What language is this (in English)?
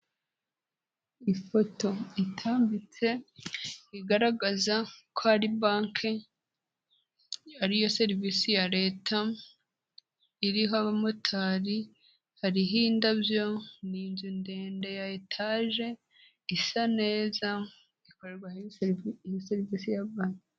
Kinyarwanda